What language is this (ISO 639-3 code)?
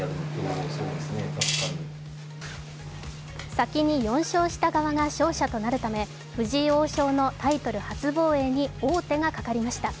jpn